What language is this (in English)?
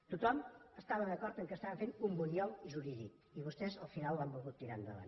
Catalan